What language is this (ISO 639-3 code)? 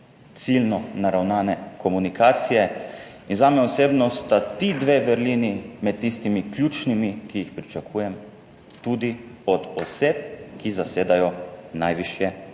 slv